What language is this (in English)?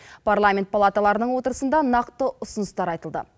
Kazakh